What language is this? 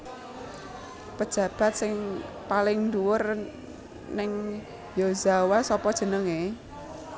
Javanese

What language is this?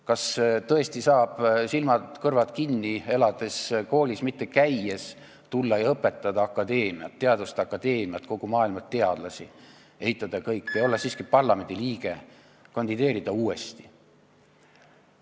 Estonian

